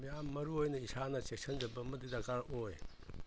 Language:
Manipuri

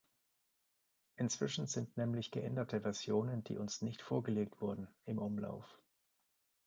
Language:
German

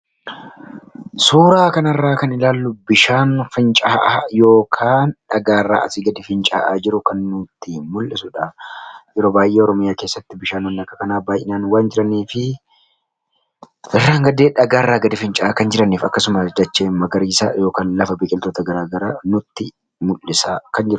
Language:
Oromo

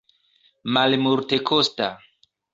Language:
Esperanto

